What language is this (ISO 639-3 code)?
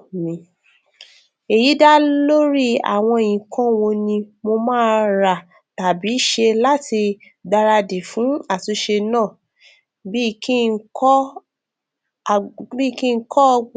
yor